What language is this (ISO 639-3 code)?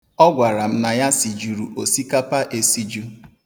ibo